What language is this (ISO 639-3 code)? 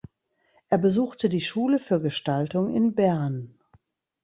deu